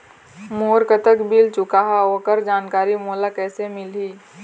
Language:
Chhattisgarhi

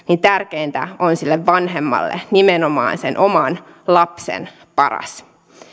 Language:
Finnish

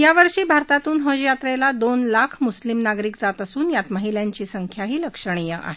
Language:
Marathi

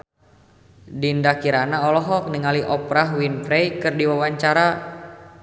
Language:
Sundanese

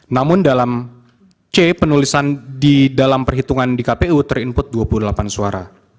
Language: Indonesian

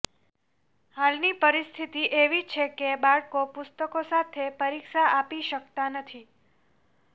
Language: Gujarati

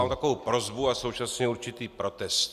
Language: Czech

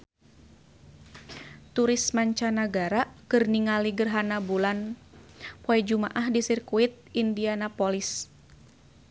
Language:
Sundanese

